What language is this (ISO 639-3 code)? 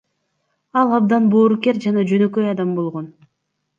kir